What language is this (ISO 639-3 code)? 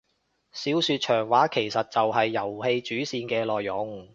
yue